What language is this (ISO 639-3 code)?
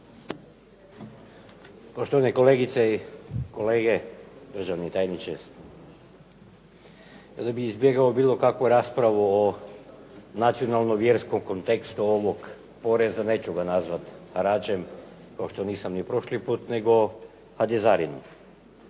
hrv